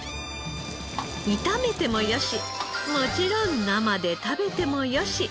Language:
Japanese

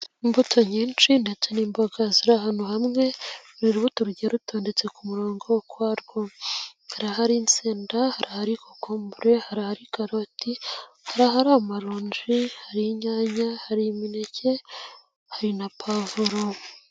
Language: Kinyarwanda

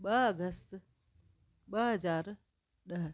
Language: Sindhi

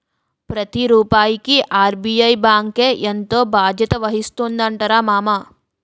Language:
Telugu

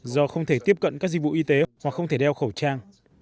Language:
Vietnamese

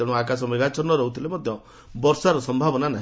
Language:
Odia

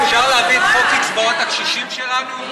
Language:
Hebrew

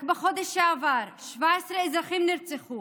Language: Hebrew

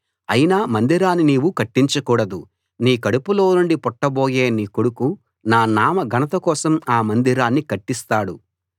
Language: Telugu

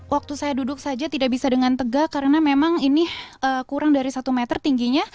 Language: Indonesian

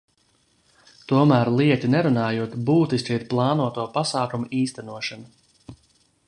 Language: Latvian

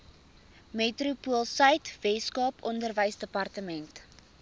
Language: Afrikaans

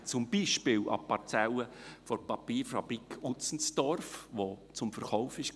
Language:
Swiss German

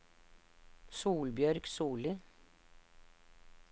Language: Norwegian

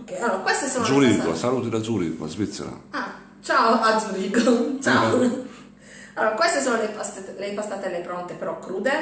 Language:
Italian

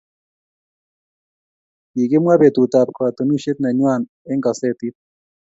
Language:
Kalenjin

